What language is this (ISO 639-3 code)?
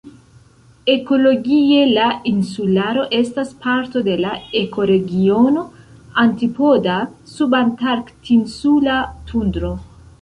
epo